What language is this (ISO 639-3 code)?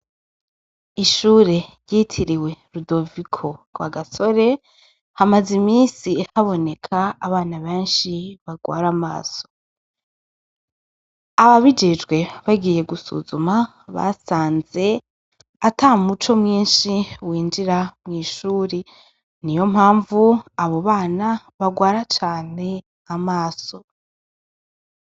run